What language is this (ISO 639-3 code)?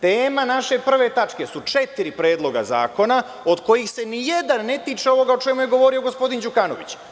srp